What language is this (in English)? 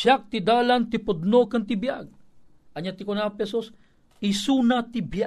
Filipino